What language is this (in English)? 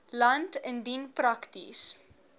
Afrikaans